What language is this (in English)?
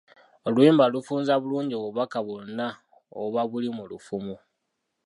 Ganda